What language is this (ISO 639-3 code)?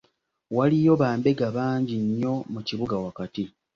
lug